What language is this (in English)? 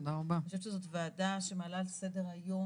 Hebrew